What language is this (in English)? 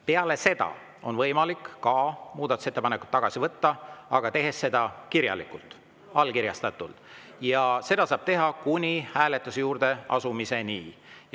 Estonian